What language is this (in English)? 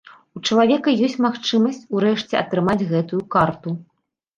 Belarusian